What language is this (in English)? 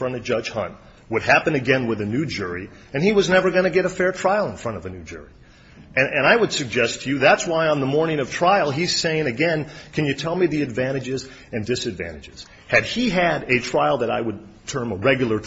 English